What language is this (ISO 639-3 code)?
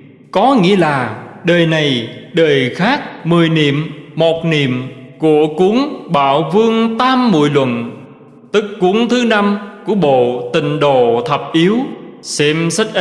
vie